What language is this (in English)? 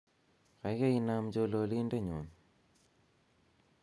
Kalenjin